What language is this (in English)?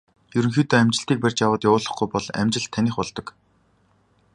Mongolian